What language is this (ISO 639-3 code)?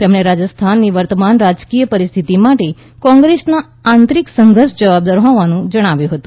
guj